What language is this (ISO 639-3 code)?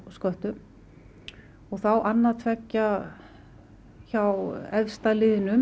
isl